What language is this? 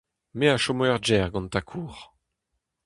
Breton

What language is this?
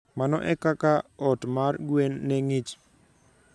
Luo (Kenya and Tanzania)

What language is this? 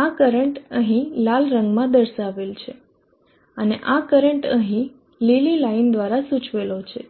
Gujarati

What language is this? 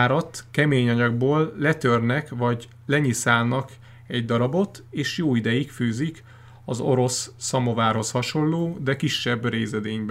Hungarian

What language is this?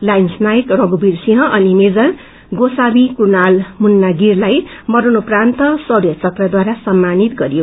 Nepali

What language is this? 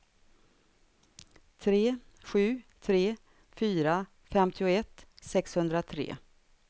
Swedish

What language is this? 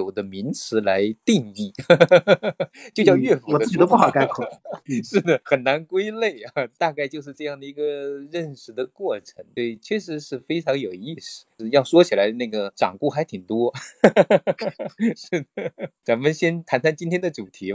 Chinese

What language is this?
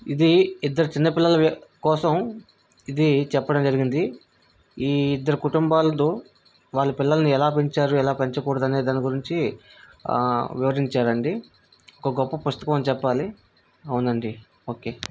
Telugu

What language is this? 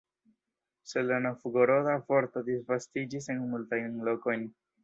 Esperanto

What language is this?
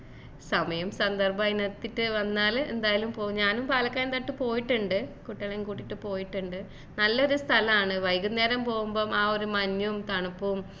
Malayalam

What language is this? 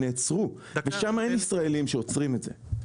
Hebrew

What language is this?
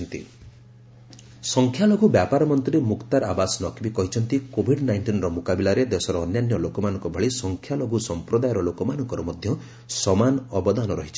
Odia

